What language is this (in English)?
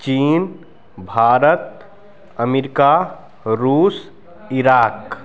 Maithili